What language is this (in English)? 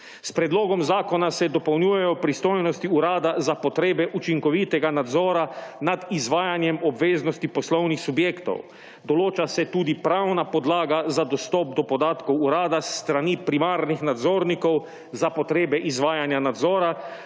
Slovenian